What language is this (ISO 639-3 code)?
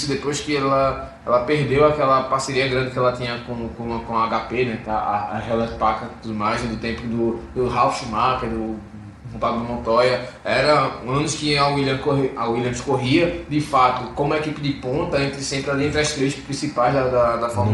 por